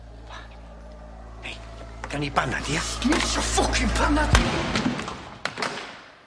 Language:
Welsh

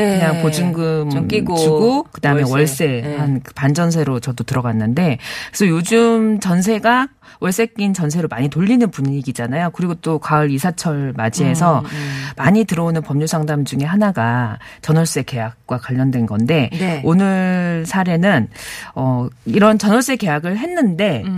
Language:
Korean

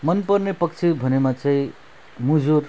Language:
Nepali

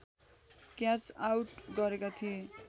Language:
Nepali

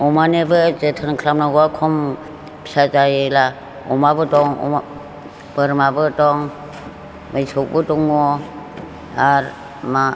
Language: Bodo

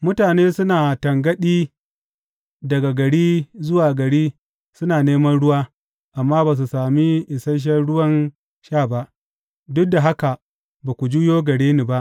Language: Hausa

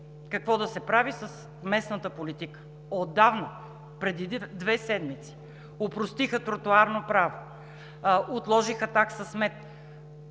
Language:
Bulgarian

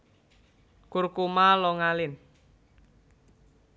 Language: Javanese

